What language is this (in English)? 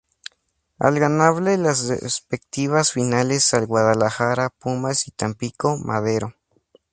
Spanish